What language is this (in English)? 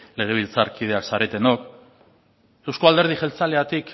Basque